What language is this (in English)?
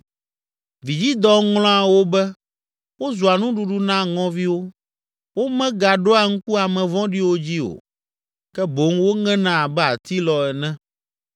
Ewe